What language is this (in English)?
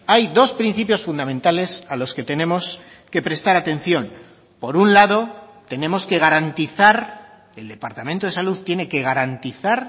Spanish